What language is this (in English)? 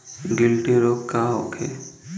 Bhojpuri